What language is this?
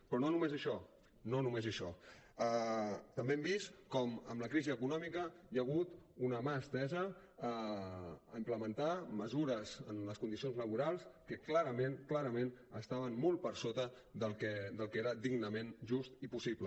Catalan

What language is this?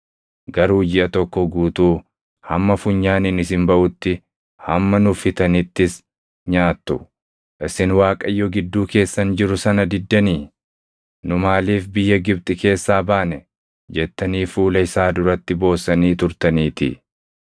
Oromo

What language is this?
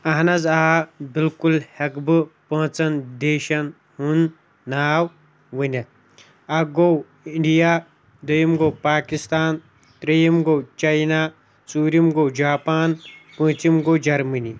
Kashmiri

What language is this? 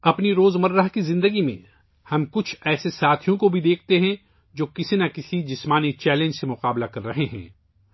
Urdu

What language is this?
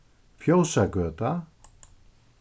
Faroese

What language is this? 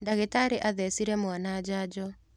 Kikuyu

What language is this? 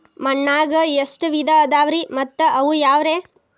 Kannada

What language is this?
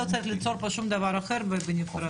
Hebrew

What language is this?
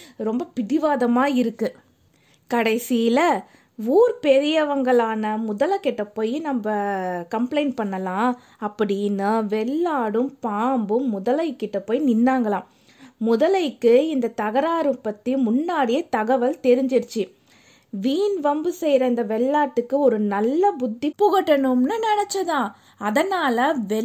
Tamil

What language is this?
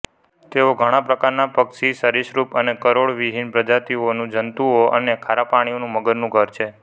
Gujarati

